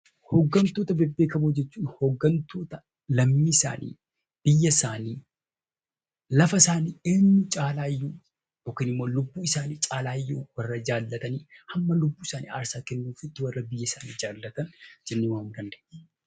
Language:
Oromo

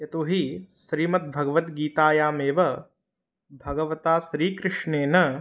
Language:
Sanskrit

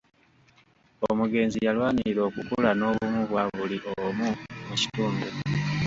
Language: Ganda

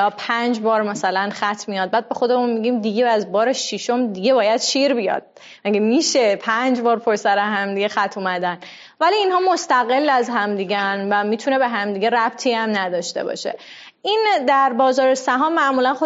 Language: Persian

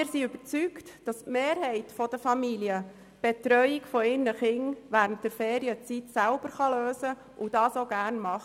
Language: Swiss German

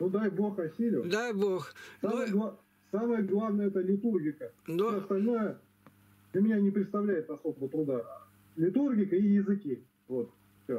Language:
Russian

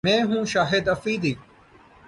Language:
Urdu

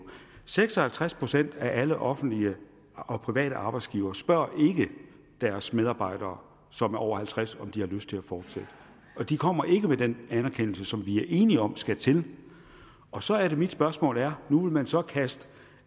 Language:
Danish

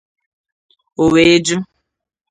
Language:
Igbo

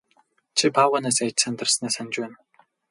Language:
Mongolian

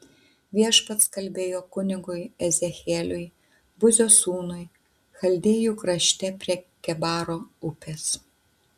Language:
Lithuanian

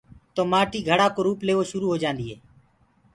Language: Gurgula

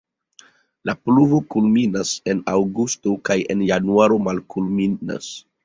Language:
Esperanto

